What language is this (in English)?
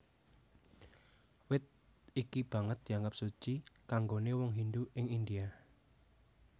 Javanese